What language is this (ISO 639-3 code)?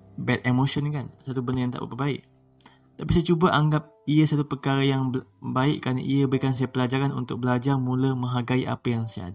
msa